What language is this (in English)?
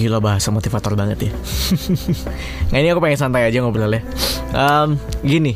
Indonesian